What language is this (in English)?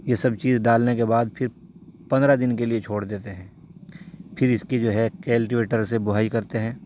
Urdu